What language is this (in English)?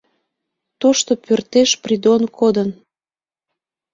Mari